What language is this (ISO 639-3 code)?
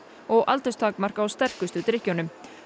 isl